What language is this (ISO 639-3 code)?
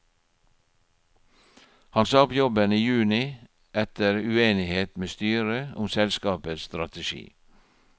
nor